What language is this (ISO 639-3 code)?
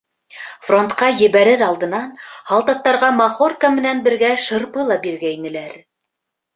bak